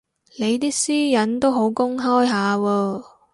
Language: Cantonese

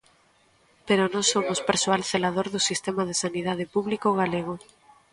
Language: Galician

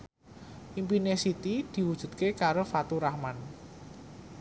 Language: Javanese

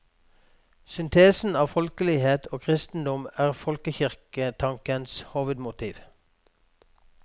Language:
Norwegian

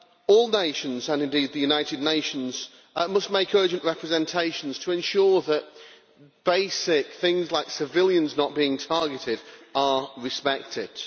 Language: English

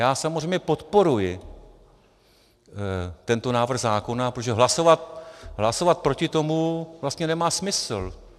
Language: Czech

